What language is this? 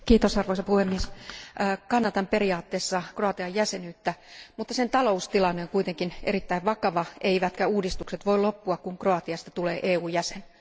Finnish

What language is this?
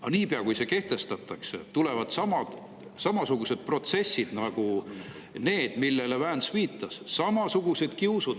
Estonian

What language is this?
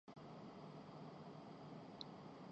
Urdu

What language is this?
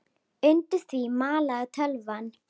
Icelandic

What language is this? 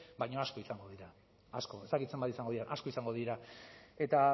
Basque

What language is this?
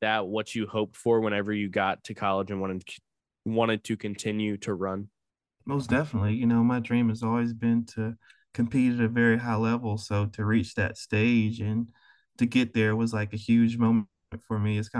English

